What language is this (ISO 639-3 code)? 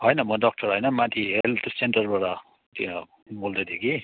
nep